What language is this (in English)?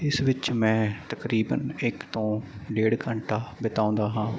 Punjabi